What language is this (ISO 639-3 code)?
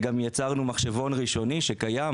heb